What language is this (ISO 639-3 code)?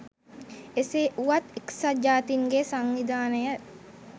sin